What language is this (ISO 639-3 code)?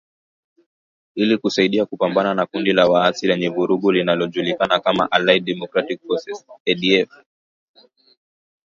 swa